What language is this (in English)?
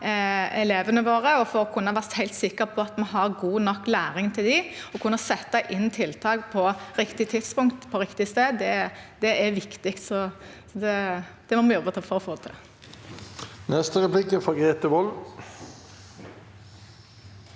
Norwegian